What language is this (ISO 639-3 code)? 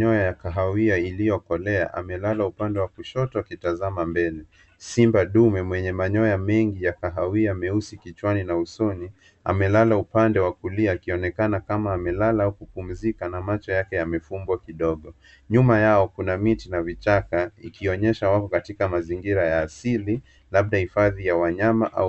swa